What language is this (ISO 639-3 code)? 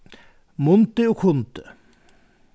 fao